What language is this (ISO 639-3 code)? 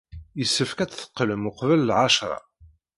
kab